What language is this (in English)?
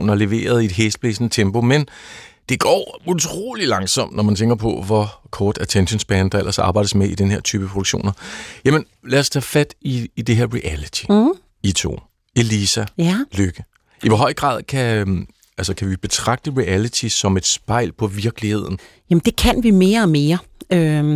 Danish